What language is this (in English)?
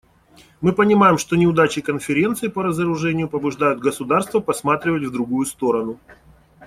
Russian